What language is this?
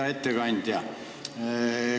Estonian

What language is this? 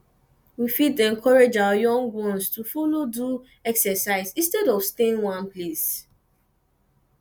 Nigerian Pidgin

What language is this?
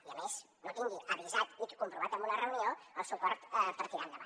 Catalan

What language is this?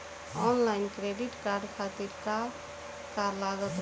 Bhojpuri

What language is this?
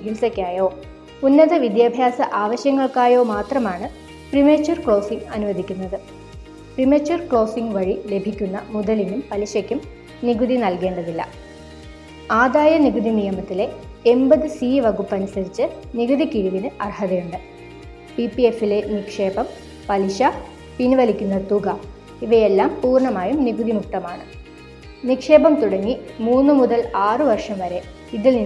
Malayalam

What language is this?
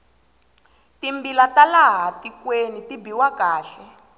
Tsonga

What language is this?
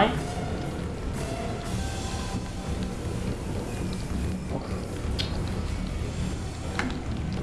Vietnamese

